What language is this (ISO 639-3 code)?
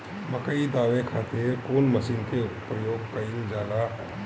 bho